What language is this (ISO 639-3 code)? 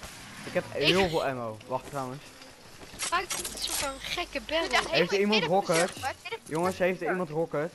nld